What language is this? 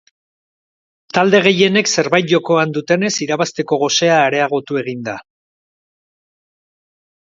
Basque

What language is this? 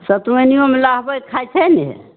Maithili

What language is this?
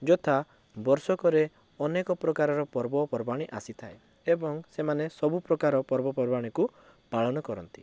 Odia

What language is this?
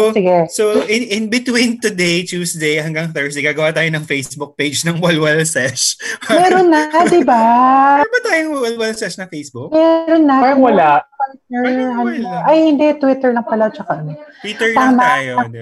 Filipino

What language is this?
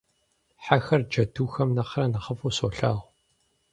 Kabardian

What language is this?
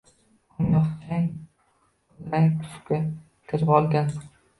Uzbek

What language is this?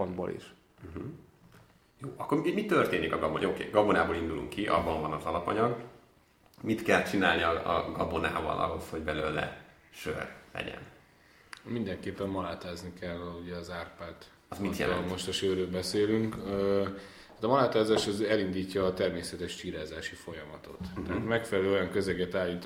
Hungarian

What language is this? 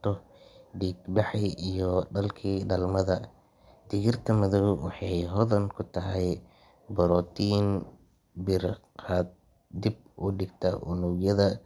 Somali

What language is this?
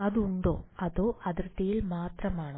Malayalam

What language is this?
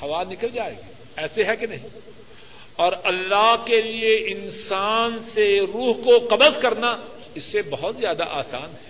Urdu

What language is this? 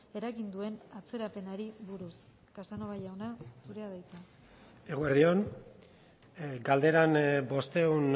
Basque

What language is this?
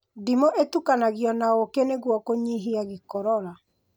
Kikuyu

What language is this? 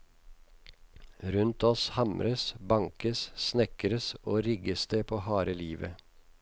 Norwegian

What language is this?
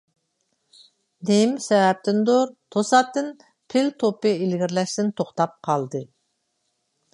Uyghur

